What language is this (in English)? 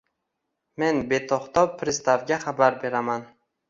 Uzbek